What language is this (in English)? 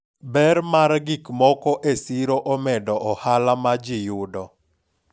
Luo (Kenya and Tanzania)